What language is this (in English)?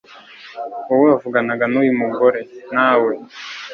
Kinyarwanda